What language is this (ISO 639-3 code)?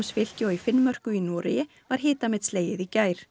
isl